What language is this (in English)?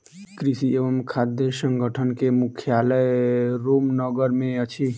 Maithili